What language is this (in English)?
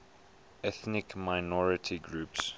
English